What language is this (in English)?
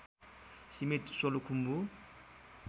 Nepali